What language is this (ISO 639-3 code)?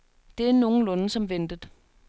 dan